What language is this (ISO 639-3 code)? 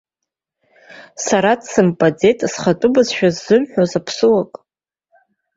abk